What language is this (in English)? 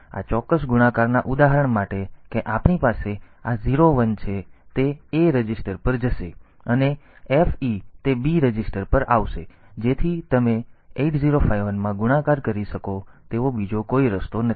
Gujarati